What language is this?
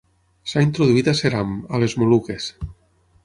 Catalan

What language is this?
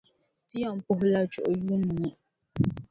Dagbani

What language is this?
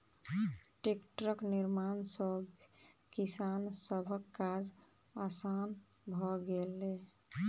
Maithili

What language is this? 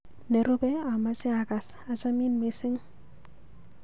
Kalenjin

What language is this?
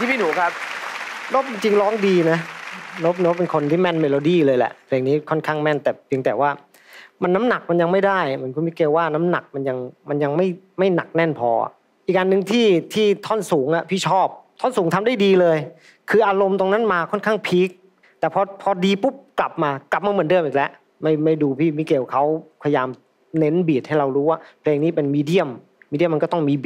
Thai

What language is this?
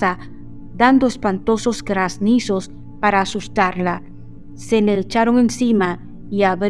Spanish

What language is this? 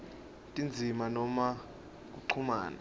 Swati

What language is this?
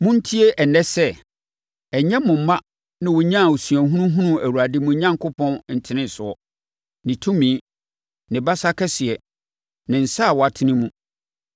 Akan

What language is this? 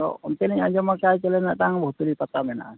Santali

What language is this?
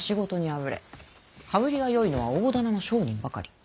Japanese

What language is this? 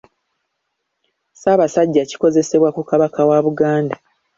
Ganda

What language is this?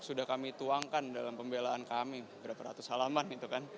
Indonesian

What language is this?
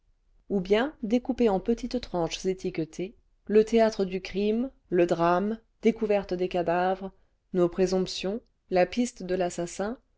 French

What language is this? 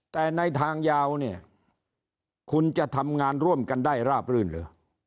Thai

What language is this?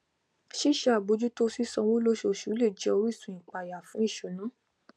Yoruba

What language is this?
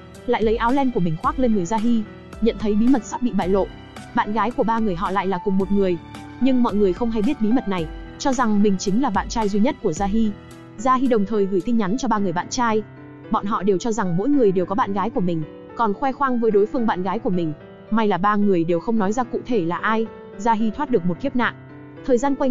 Vietnamese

